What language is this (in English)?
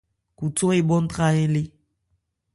Ebrié